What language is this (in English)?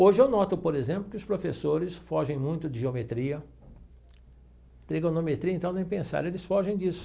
Portuguese